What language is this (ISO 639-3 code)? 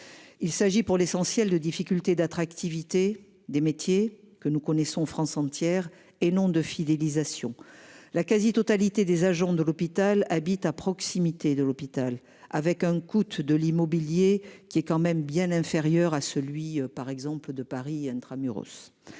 fra